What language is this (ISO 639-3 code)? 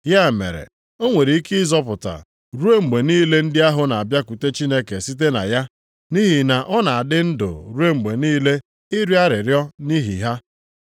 ibo